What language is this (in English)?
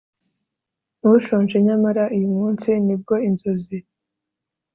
Kinyarwanda